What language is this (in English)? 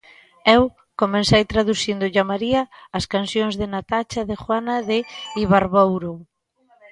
Galician